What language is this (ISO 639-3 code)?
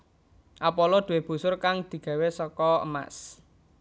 jav